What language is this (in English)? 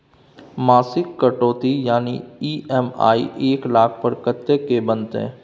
Maithili